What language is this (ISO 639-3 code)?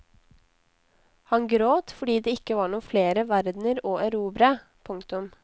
nor